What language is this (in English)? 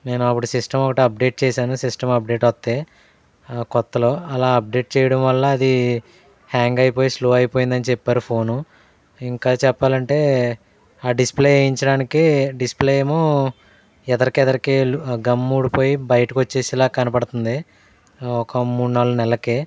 Telugu